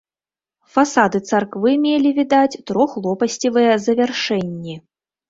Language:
Belarusian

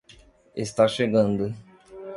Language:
Portuguese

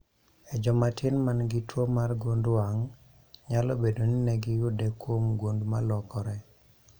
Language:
Luo (Kenya and Tanzania)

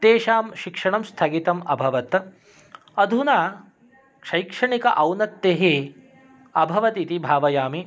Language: Sanskrit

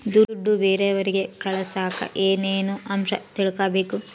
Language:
Kannada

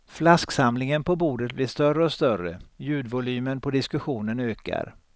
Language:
Swedish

